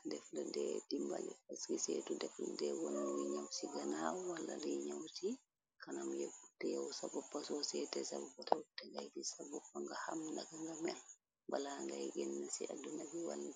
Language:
Wolof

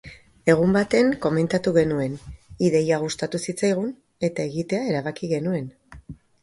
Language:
Basque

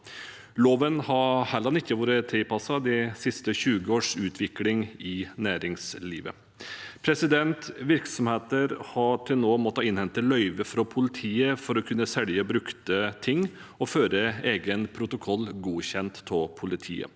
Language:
Norwegian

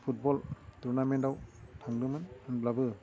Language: Bodo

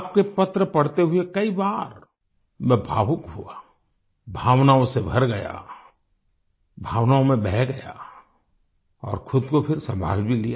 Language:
Hindi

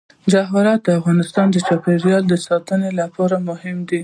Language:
Pashto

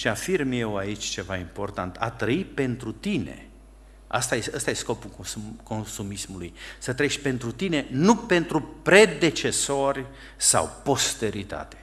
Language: Romanian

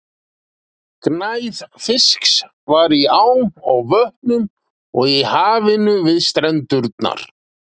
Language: Icelandic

